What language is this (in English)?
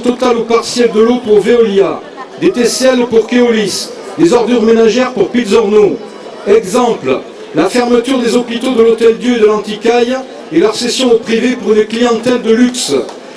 French